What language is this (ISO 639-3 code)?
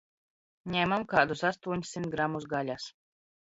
lav